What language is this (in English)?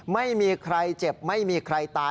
Thai